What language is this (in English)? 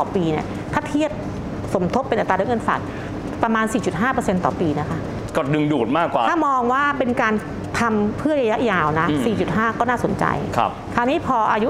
Thai